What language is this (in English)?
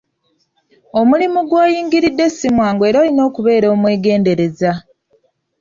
Ganda